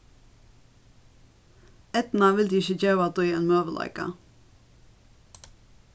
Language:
Faroese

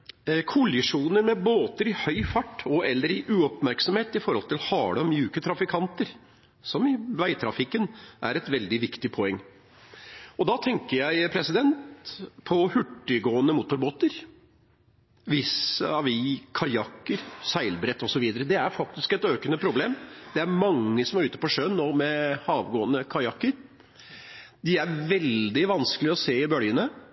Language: Norwegian Bokmål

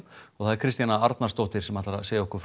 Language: Icelandic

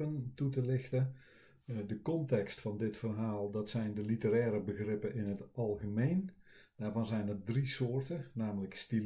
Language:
Dutch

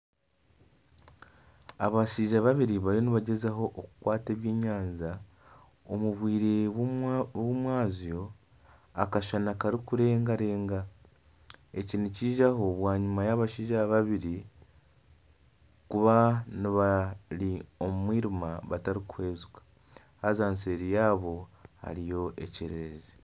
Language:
Nyankole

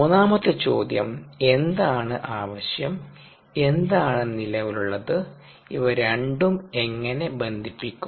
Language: Malayalam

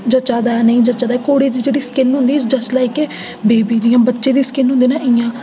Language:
Dogri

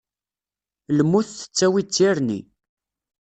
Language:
Kabyle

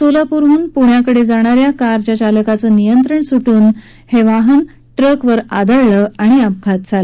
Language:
Marathi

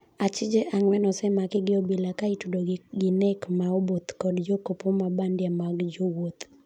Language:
Luo (Kenya and Tanzania)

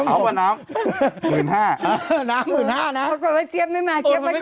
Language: Thai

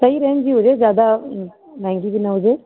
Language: Sindhi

